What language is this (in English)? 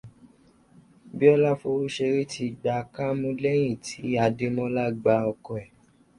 Yoruba